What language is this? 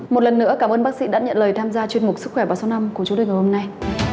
Vietnamese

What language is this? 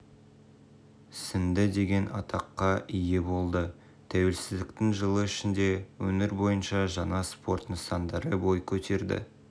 Kazakh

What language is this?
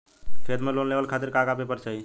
Bhojpuri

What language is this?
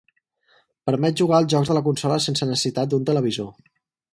Catalan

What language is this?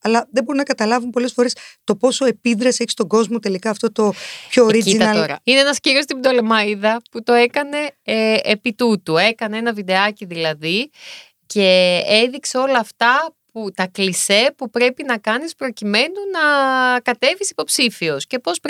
Greek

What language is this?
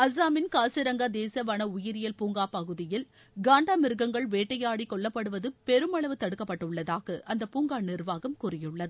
Tamil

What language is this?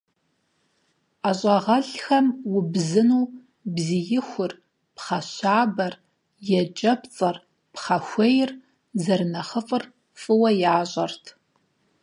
Kabardian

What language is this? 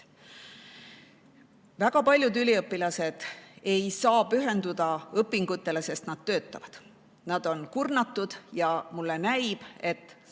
Estonian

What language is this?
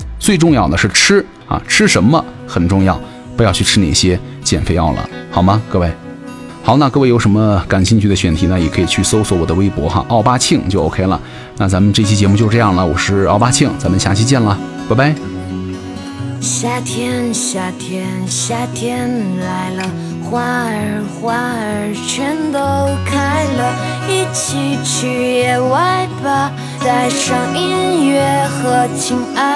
Chinese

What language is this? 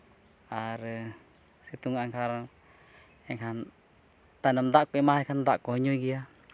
Santali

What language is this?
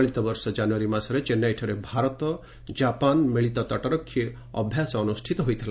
Odia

